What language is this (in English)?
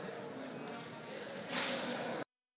Slovenian